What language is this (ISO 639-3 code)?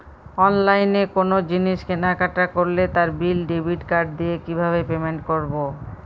ben